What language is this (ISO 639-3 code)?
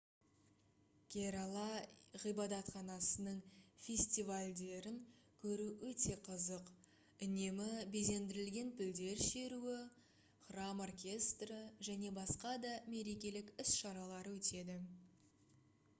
kaz